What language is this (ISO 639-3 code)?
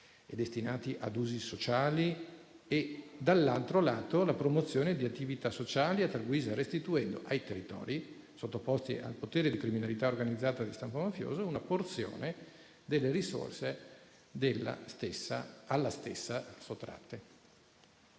ita